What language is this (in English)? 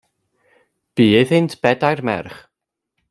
Welsh